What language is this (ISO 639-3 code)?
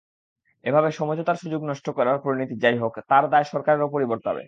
ben